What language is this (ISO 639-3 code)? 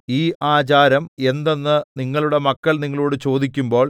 mal